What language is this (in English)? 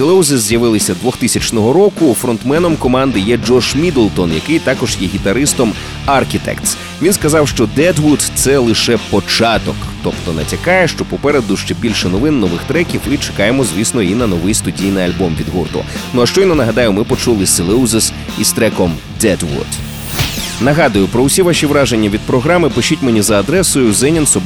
Ukrainian